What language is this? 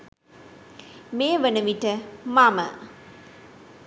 Sinhala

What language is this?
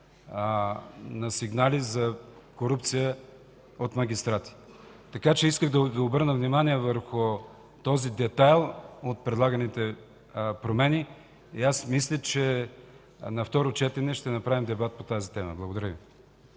Bulgarian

